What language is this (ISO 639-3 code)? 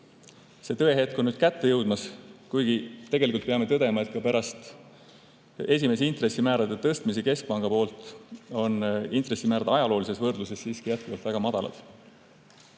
est